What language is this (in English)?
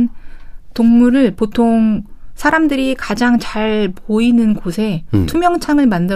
Korean